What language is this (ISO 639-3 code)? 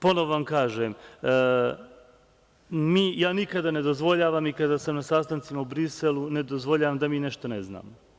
srp